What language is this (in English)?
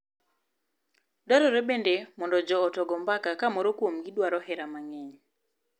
Luo (Kenya and Tanzania)